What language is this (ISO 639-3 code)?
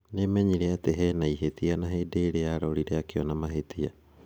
kik